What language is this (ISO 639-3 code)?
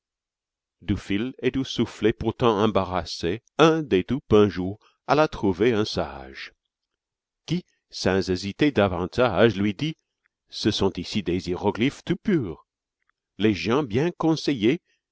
fra